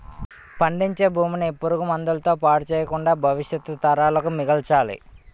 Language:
Telugu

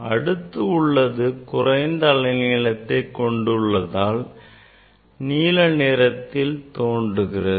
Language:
Tamil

